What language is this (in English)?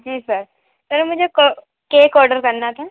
Hindi